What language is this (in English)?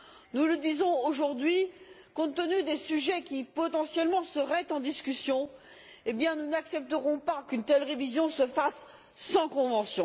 French